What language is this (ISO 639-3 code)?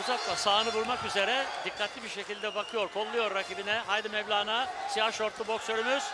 tur